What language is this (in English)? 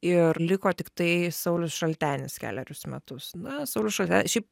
Lithuanian